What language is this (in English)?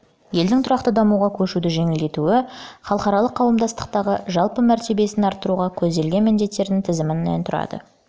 Kazakh